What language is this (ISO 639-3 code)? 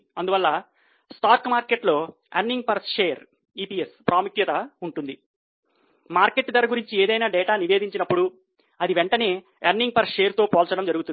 tel